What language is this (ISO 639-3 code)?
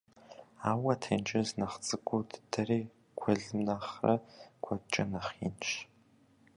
kbd